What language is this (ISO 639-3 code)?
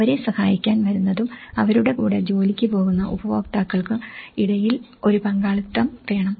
mal